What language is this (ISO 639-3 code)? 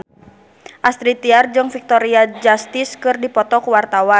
sun